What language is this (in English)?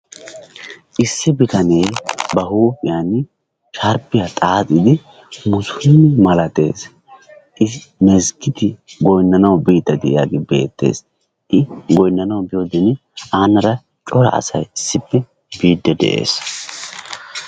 Wolaytta